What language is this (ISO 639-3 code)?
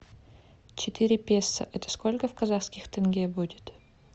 rus